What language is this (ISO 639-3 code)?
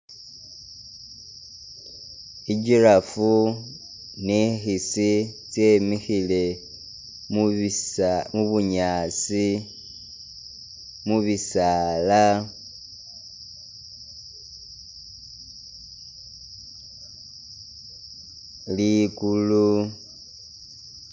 myx